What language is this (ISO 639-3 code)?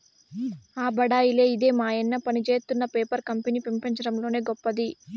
tel